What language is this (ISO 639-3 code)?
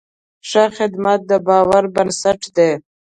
pus